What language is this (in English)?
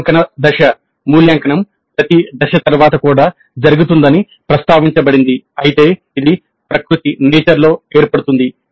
Telugu